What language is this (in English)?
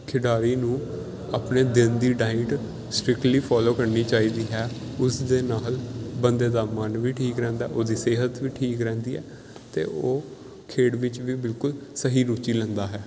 Punjabi